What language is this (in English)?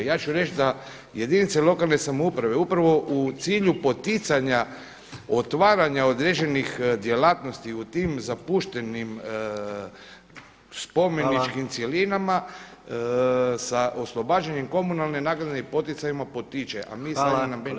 Croatian